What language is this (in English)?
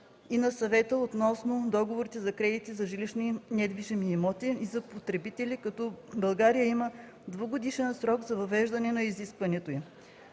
Bulgarian